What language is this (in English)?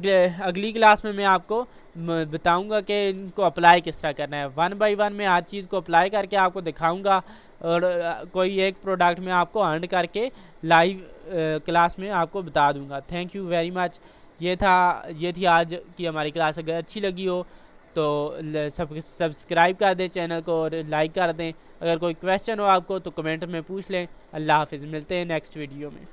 Urdu